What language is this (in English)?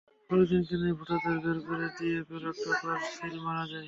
Bangla